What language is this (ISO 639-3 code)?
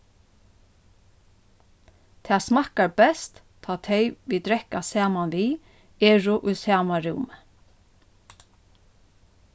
fao